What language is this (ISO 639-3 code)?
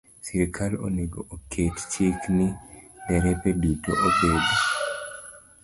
luo